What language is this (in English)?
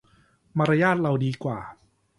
Thai